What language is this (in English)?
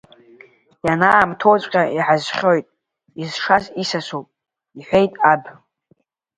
Abkhazian